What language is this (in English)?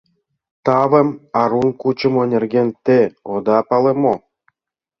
Mari